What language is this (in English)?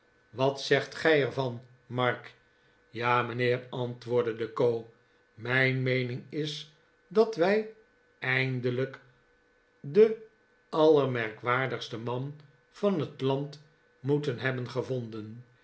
Dutch